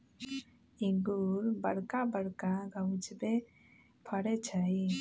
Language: Magahi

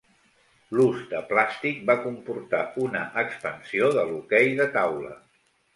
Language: Catalan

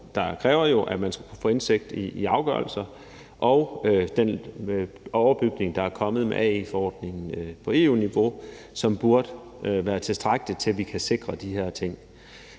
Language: Danish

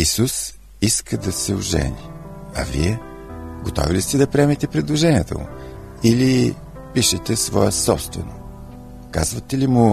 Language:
Bulgarian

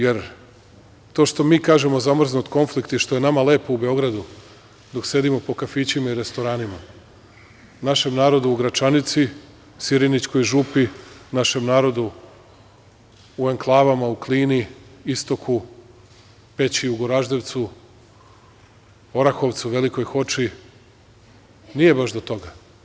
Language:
Serbian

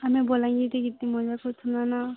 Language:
Odia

